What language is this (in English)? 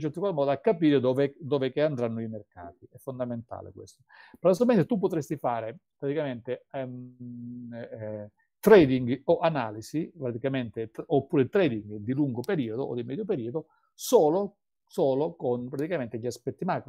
Italian